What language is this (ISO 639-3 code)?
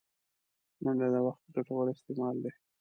pus